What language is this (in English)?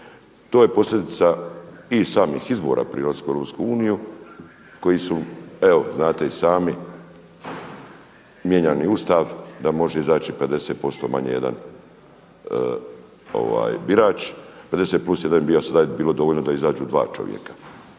Croatian